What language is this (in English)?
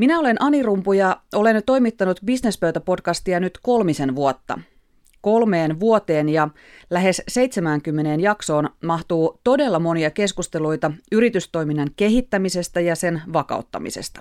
Finnish